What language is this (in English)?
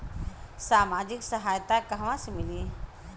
Bhojpuri